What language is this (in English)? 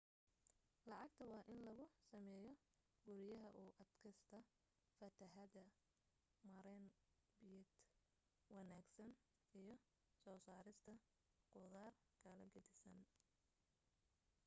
Somali